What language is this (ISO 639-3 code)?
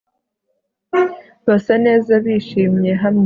kin